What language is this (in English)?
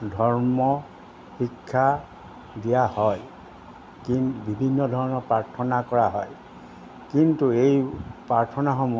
Assamese